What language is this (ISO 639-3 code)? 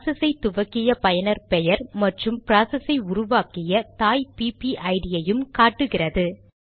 tam